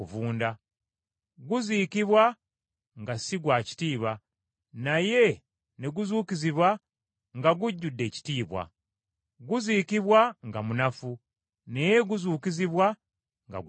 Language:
Ganda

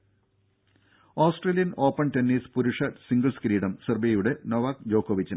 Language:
Malayalam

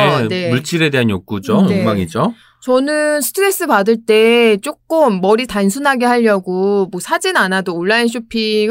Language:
Korean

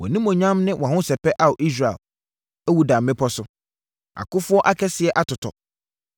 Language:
Akan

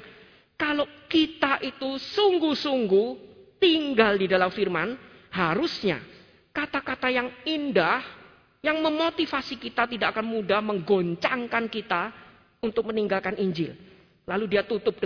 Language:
Indonesian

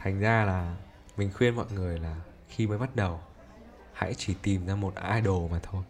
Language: Vietnamese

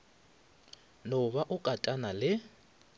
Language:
Northern Sotho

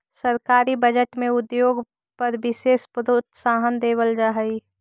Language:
Magahi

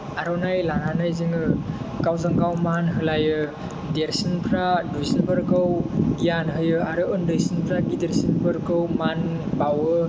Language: Bodo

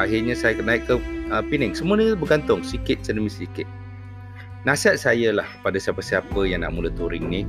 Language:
Malay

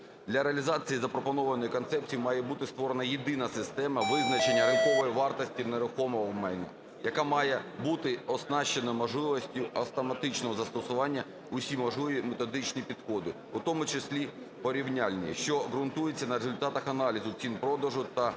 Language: Ukrainian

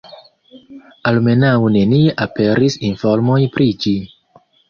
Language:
Esperanto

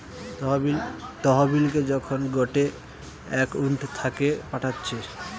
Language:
Bangla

